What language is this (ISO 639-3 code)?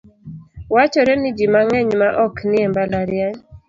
luo